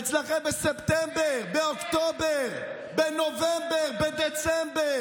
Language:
Hebrew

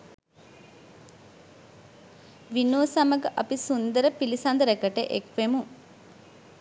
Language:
Sinhala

